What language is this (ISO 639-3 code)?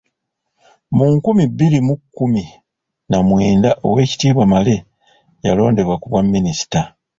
lug